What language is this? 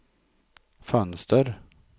Swedish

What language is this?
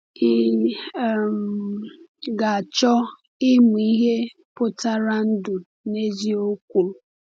Igbo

